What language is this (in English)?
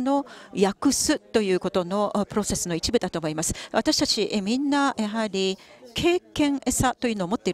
Japanese